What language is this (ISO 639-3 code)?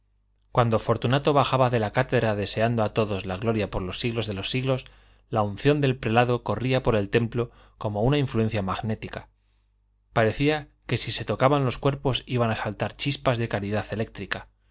spa